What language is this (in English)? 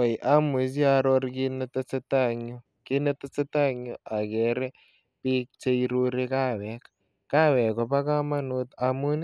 Kalenjin